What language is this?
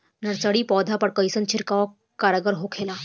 Bhojpuri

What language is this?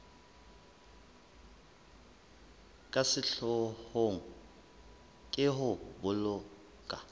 Southern Sotho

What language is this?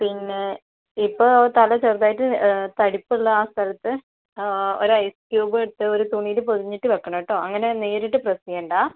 Malayalam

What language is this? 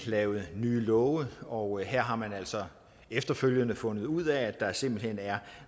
Danish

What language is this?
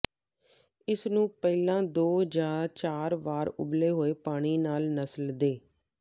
Punjabi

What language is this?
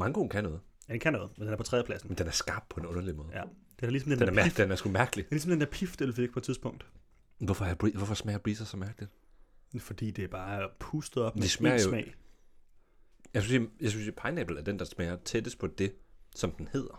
Danish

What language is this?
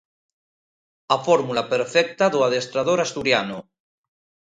Galician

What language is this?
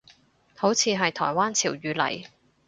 Cantonese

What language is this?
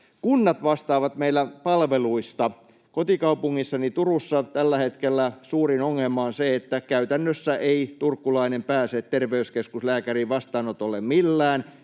Finnish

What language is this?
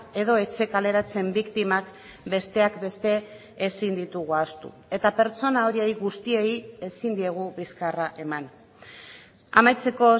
Basque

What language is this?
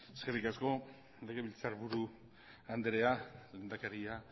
Basque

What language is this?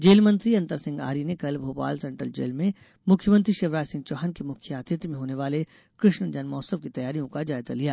Hindi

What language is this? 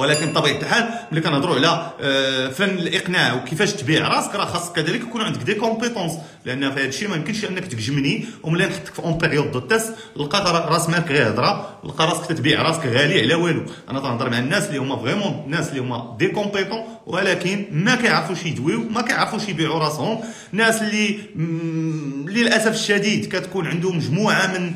Arabic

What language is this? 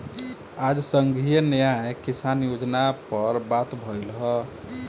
Bhojpuri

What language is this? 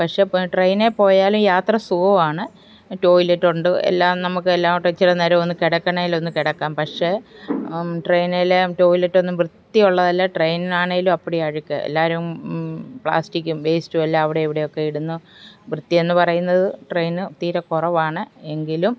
Malayalam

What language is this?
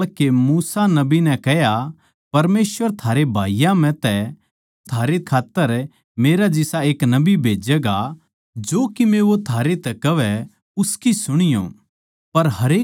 Haryanvi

